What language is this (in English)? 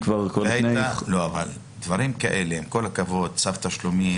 Hebrew